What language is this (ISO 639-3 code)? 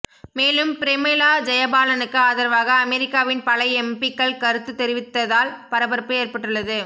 tam